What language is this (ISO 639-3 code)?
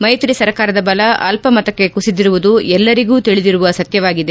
kan